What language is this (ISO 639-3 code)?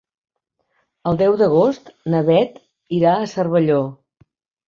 cat